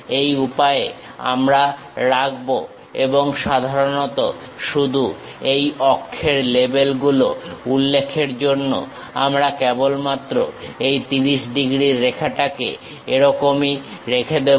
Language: Bangla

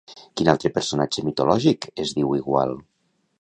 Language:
Catalan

